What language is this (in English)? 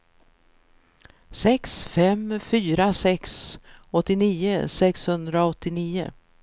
Swedish